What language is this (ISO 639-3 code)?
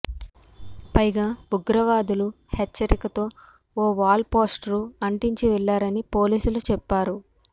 tel